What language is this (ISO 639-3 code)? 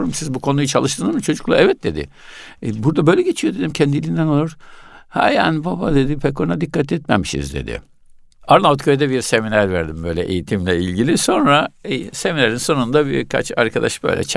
tur